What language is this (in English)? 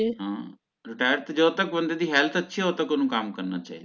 Punjabi